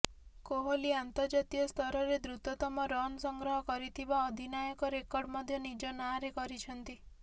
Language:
Odia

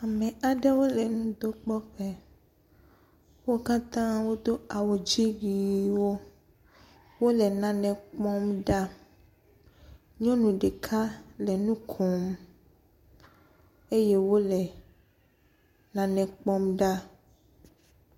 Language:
Ewe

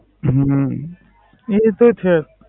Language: Gujarati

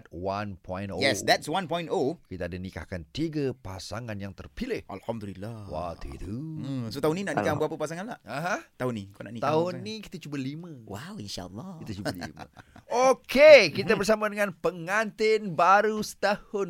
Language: Malay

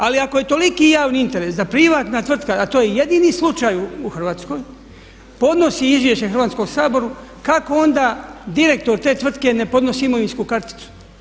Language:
Croatian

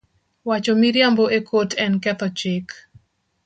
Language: Luo (Kenya and Tanzania)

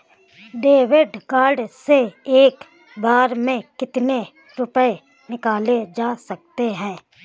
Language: Hindi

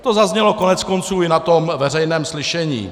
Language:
Czech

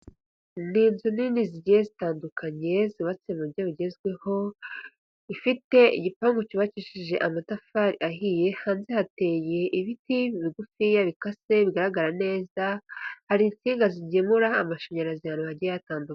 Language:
Kinyarwanda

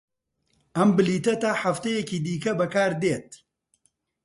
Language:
Central Kurdish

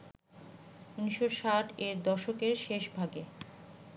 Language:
Bangla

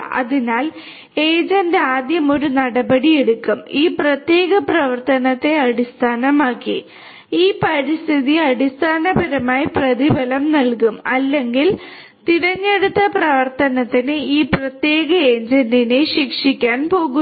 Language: Malayalam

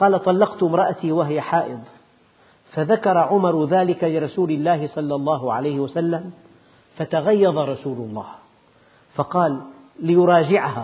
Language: Arabic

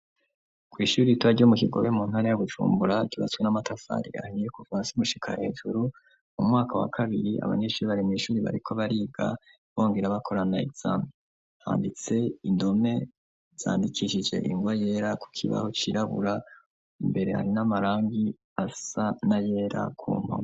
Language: Rundi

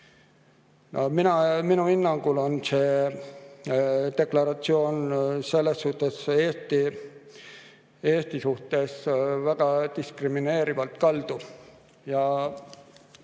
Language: Estonian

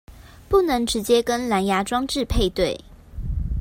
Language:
Chinese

